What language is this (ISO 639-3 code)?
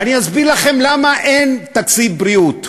heb